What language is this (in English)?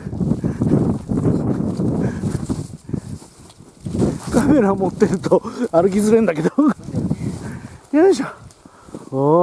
Japanese